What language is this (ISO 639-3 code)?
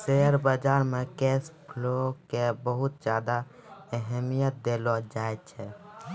mai